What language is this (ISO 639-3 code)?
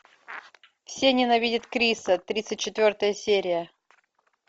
rus